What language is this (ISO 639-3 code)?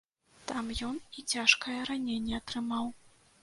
bel